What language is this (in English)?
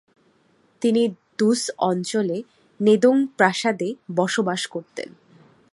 Bangla